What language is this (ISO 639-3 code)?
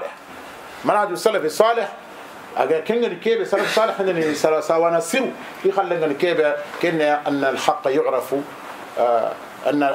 ara